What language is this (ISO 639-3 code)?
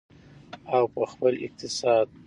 pus